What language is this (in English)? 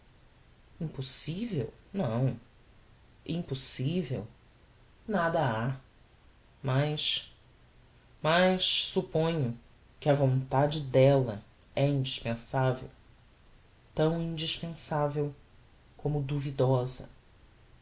Portuguese